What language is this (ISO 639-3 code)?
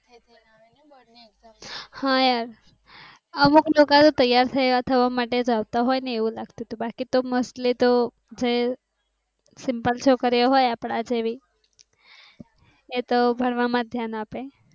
guj